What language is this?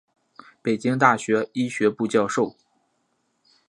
Chinese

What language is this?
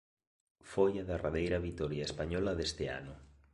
Galician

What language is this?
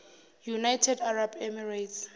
Zulu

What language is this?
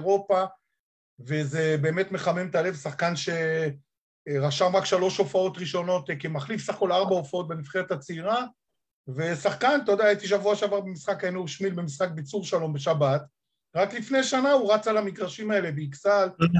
Hebrew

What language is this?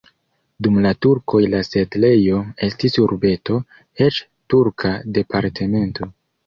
Esperanto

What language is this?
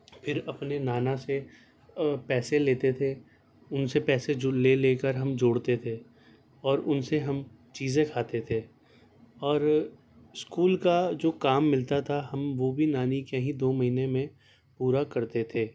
Urdu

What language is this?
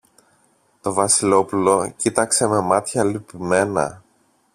Greek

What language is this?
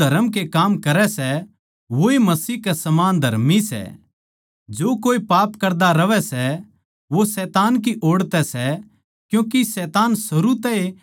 Haryanvi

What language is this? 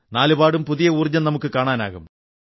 Malayalam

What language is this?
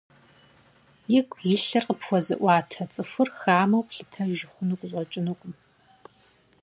Kabardian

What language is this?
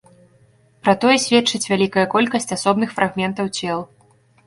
Belarusian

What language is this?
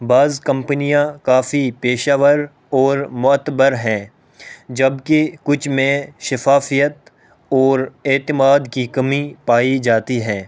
Urdu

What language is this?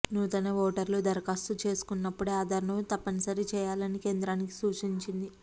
Telugu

